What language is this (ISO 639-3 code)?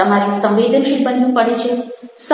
guj